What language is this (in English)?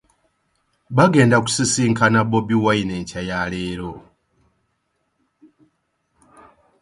Ganda